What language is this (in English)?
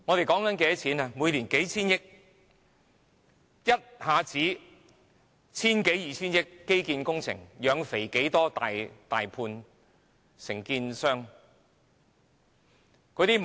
Cantonese